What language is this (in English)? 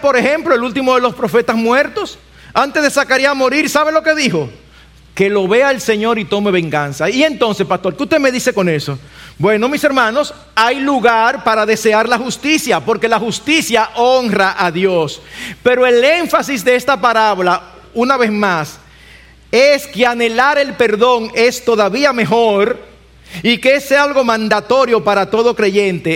Spanish